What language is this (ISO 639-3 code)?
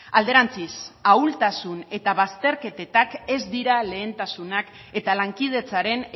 eus